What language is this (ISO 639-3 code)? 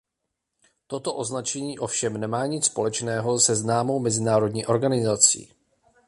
ces